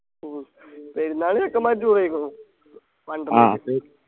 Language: Malayalam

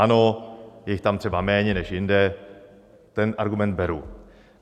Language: Czech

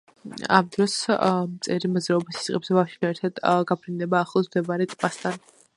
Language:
Georgian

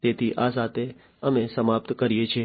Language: Gujarati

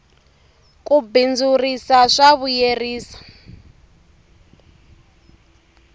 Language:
Tsonga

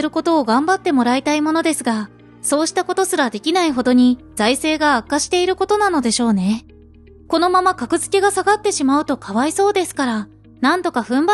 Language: Japanese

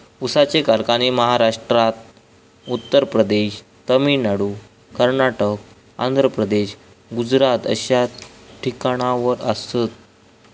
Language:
Marathi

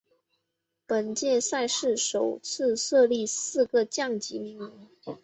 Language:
Chinese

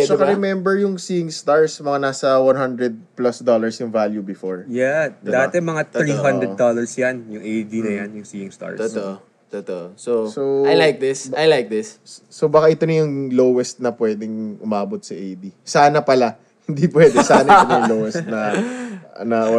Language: Filipino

